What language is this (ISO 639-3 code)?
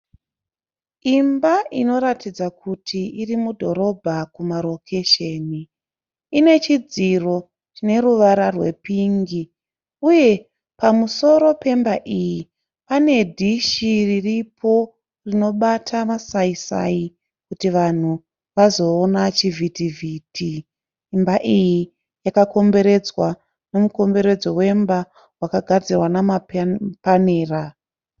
sna